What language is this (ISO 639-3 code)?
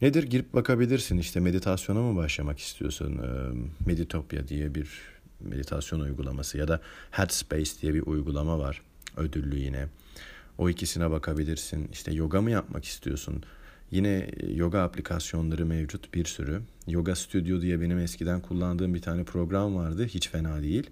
tur